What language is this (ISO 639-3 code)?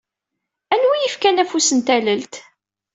kab